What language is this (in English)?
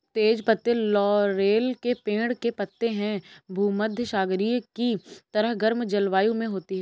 Hindi